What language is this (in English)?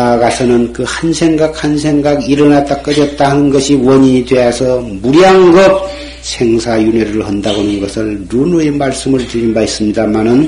Korean